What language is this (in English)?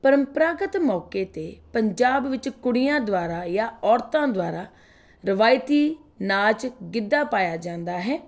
Punjabi